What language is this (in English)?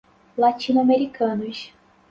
Portuguese